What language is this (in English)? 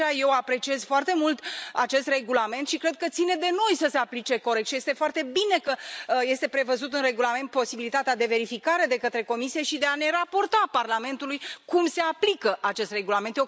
Romanian